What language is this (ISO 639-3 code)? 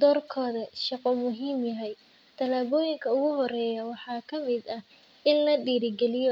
som